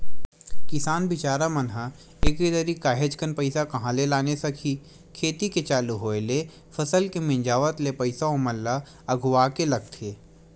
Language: Chhattisgarhi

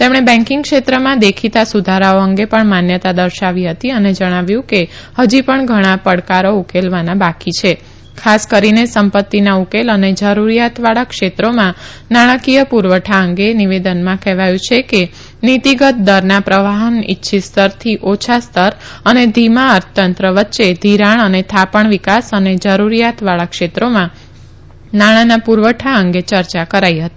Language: Gujarati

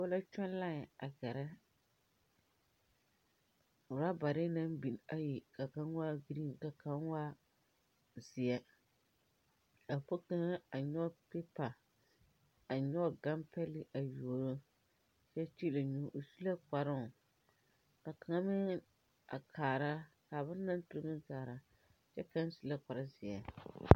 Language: Southern Dagaare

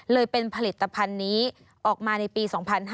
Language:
Thai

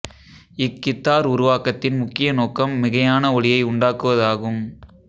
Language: Tamil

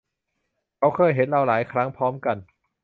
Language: Thai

